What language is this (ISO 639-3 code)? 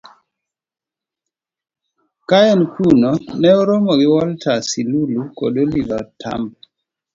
luo